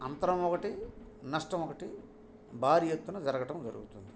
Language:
Telugu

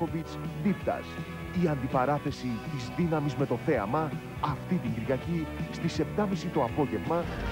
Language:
Greek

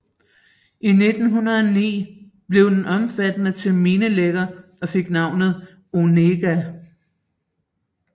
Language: Danish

